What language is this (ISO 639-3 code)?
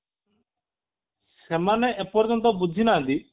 ori